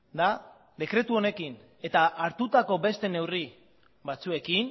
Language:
Basque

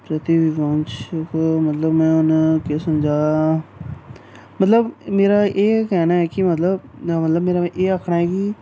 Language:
Dogri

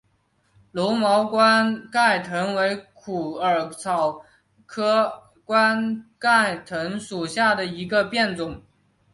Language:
Chinese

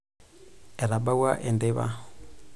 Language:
Masai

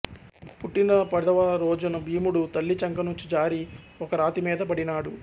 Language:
Telugu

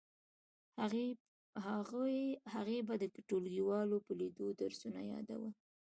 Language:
Pashto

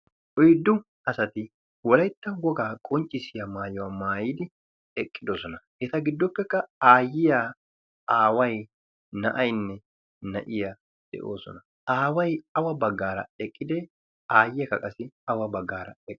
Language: Wolaytta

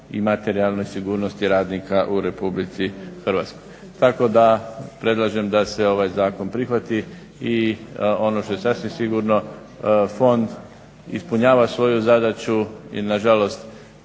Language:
Croatian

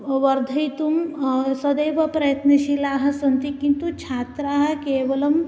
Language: Sanskrit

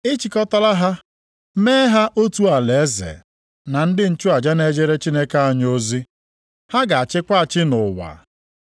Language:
Igbo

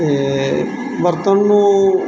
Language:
Punjabi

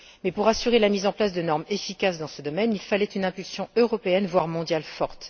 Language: French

